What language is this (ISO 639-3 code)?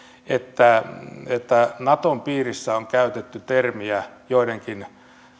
fin